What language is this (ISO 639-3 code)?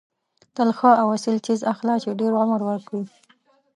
pus